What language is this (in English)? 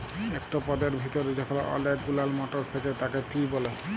Bangla